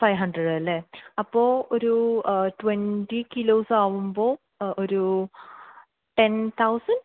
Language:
Malayalam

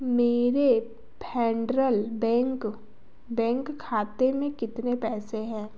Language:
Hindi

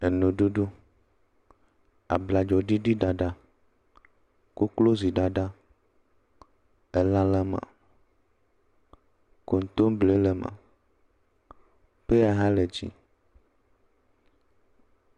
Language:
Ewe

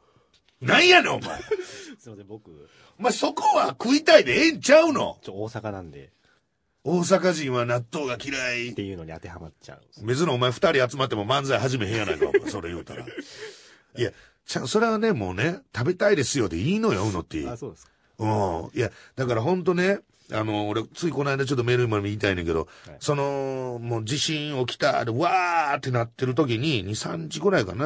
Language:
Japanese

